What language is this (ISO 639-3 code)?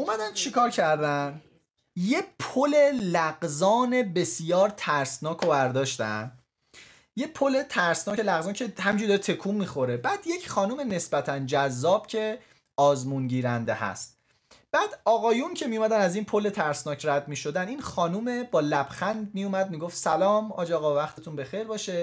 fas